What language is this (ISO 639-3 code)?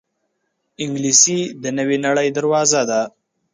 pus